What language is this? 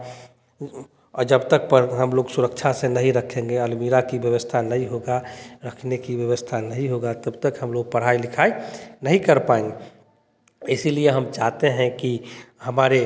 Hindi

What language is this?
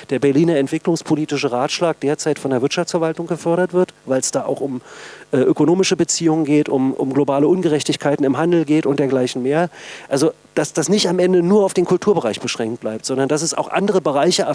German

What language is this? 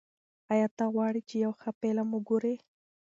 Pashto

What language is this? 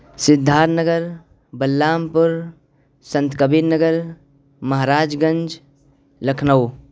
Urdu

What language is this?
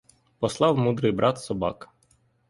Ukrainian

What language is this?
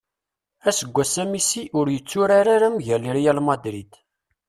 Kabyle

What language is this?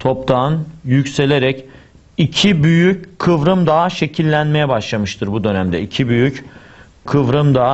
Turkish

